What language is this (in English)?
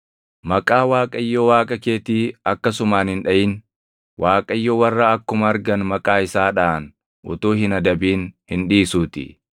Oromo